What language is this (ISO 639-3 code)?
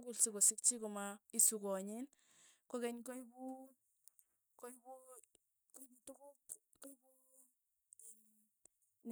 tuy